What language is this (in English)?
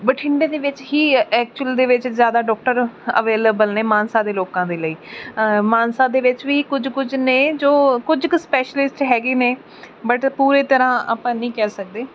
Punjabi